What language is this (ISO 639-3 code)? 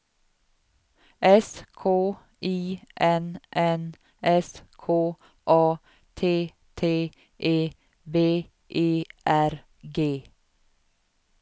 swe